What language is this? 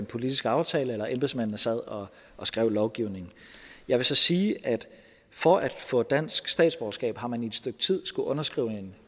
Danish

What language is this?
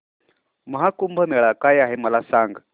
Marathi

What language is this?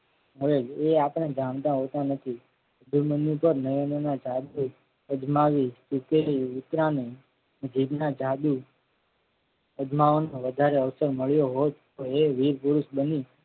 Gujarati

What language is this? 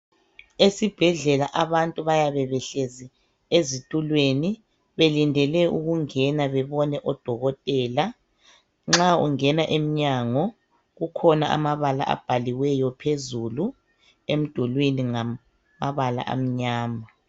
North Ndebele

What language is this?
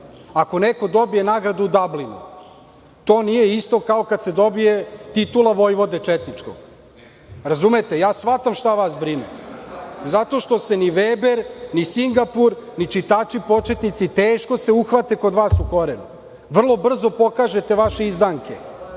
Serbian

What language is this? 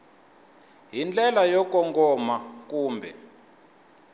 Tsonga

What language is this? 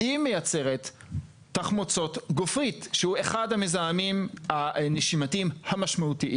Hebrew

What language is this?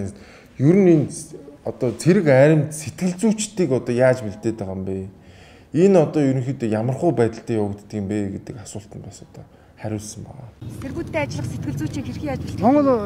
Turkish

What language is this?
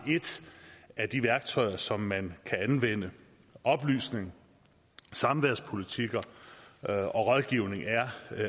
Danish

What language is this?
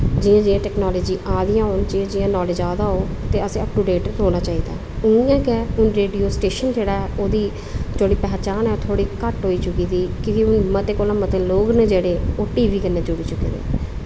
Dogri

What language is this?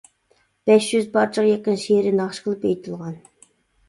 Uyghur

